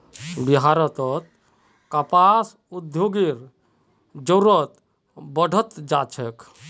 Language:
Magahi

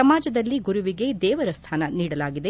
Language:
Kannada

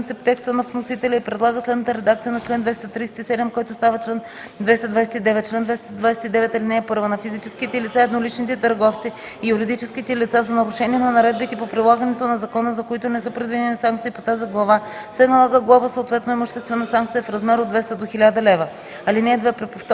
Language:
Bulgarian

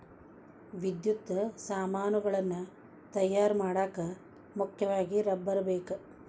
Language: Kannada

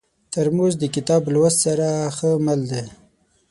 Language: Pashto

